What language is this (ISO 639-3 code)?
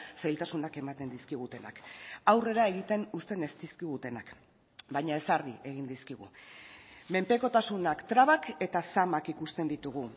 eus